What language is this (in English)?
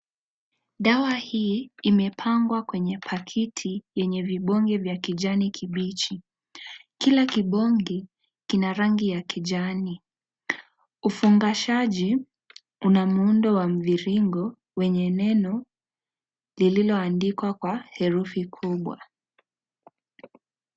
Swahili